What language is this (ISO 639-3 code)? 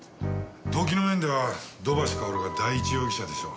jpn